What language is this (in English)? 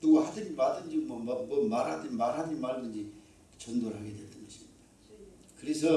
Korean